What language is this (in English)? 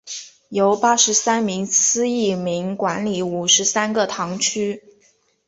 Chinese